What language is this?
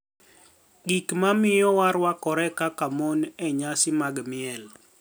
Luo (Kenya and Tanzania)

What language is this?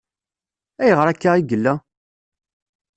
Kabyle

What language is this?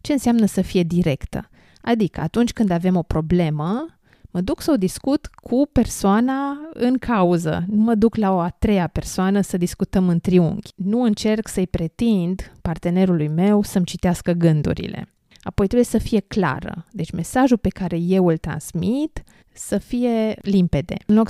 Romanian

